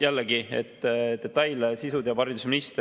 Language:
Estonian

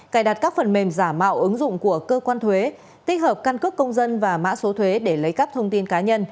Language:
Vietnamese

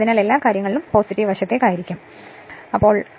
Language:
Malayalam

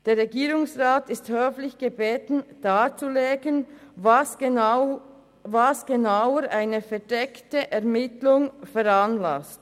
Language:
Swiss German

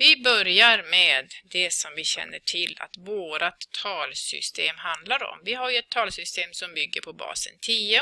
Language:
Swedish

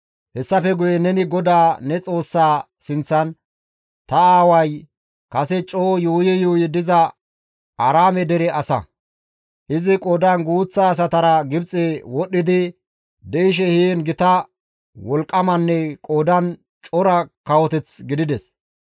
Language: Gamo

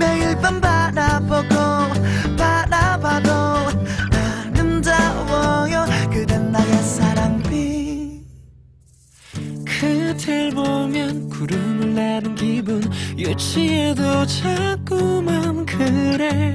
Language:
Korean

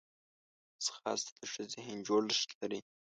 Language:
Pashto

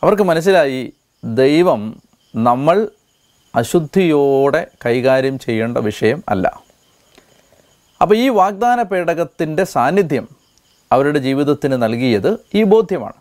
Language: Malayalam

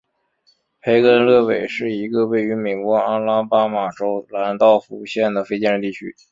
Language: Chinese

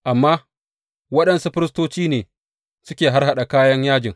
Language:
Hausa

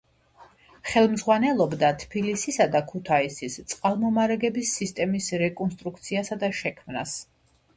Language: Georgian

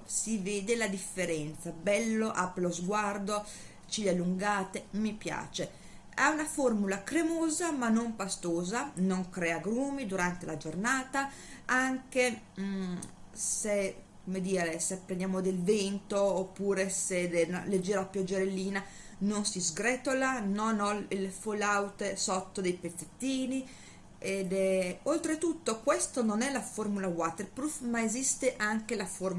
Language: Italian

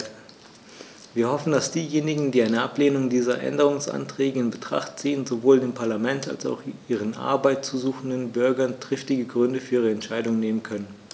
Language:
German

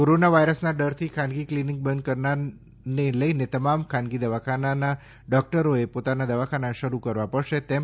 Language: Gujarati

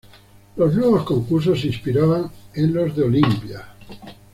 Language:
Spanish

